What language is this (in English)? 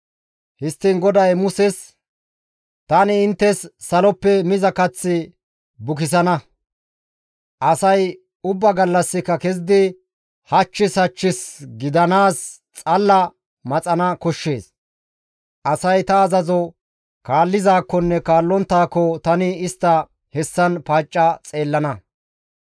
Gamo